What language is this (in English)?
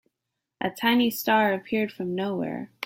English